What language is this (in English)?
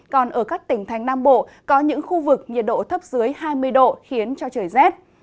Vietnamese